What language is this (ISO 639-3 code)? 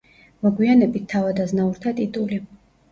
kat